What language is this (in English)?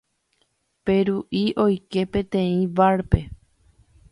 Guarani